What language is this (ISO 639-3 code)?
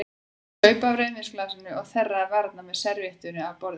isl